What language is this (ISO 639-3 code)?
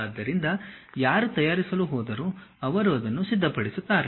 kan